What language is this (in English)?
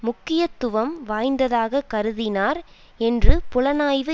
Tamil